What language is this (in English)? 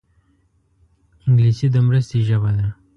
Pashto